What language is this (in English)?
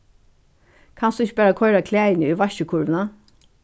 Faroese